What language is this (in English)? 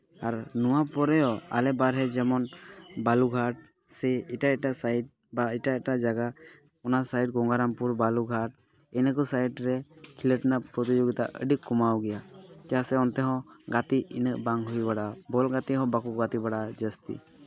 Santali